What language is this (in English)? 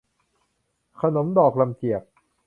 Thai